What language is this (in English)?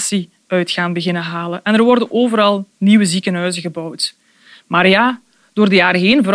Dutch